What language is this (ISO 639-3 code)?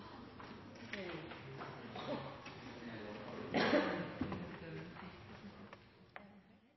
nob